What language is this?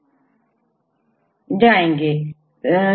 Hindi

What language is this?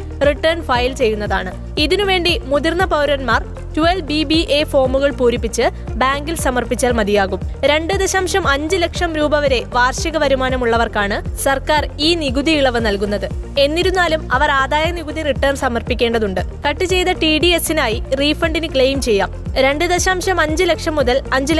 Malayalam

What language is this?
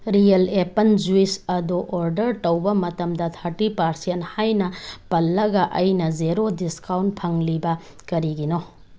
Manipuri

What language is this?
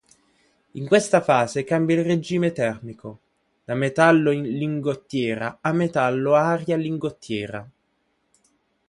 Italian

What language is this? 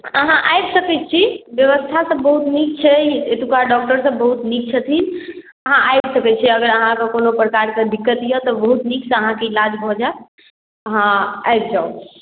Maithili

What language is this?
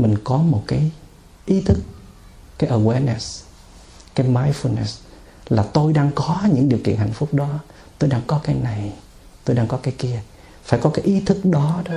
Vietnamese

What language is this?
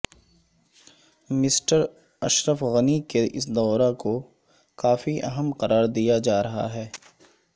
Urdu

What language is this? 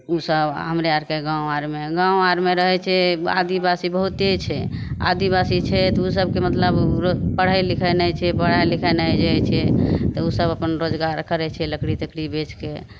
Maithili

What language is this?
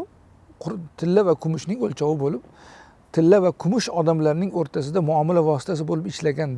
Turkish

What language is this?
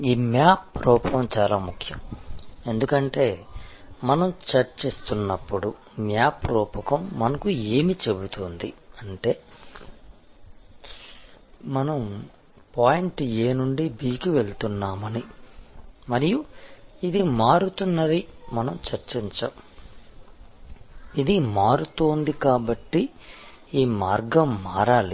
Telugu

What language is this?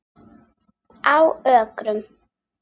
Icelandic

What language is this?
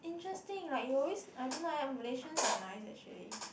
English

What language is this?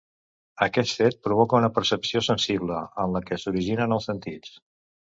Catalan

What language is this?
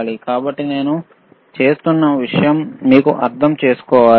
Telugu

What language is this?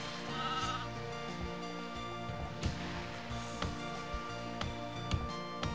German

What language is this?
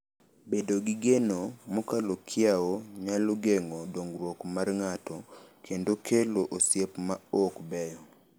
Luo (Kenya and Tanzania)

